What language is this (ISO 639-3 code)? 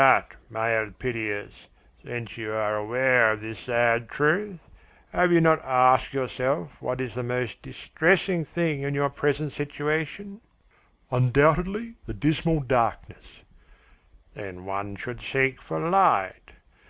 eng